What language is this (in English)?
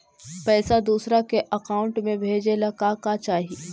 Magahi